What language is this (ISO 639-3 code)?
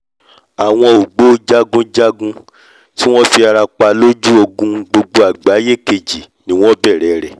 yor